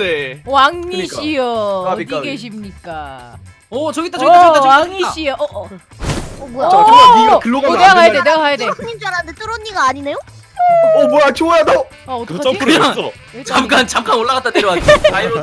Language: Korean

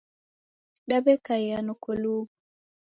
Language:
Taita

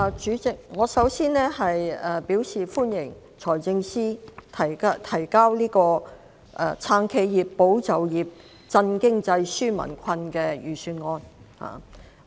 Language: Cantonese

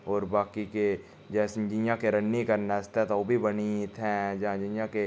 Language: Dogri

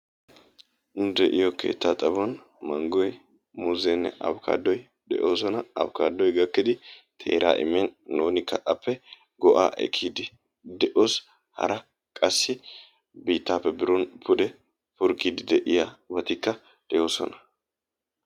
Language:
Wolaytta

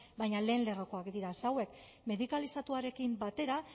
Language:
Basque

